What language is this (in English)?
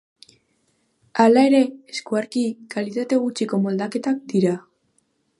Basque